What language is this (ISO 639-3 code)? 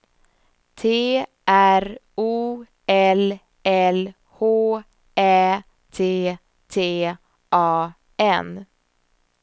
swe